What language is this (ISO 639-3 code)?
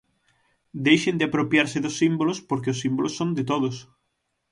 glg